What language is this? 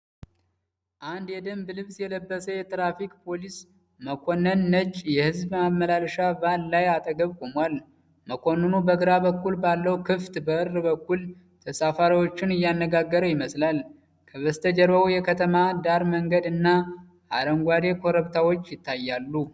Amharic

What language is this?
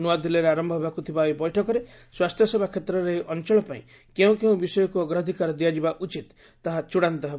Odia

